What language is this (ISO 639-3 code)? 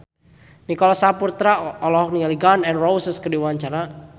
sun